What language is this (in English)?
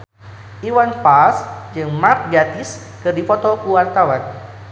Sundanese